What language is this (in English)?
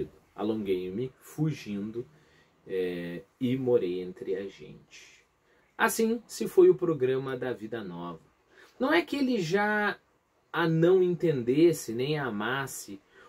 Portuguese